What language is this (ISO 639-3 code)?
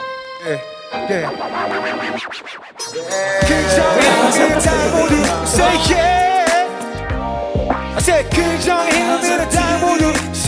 kor